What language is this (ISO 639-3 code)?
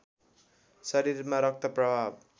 nep